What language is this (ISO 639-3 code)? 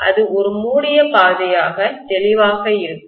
tam